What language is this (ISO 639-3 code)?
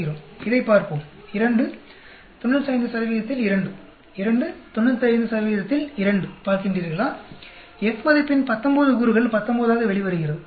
tam